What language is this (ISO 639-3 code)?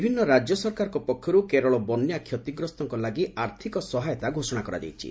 ori